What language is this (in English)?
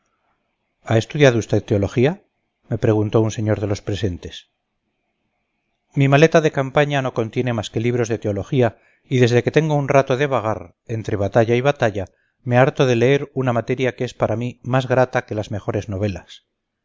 Spanish